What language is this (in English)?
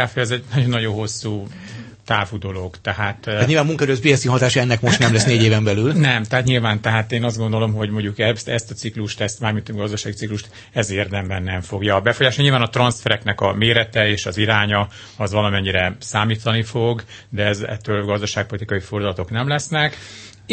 Hungarian